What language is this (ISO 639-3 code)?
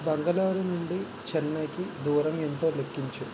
tel